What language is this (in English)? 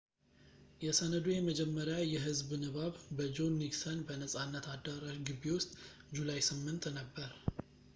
Amharic